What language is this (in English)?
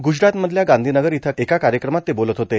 Marathi